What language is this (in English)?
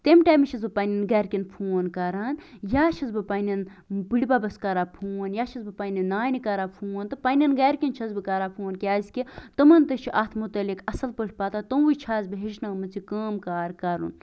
Kashmiri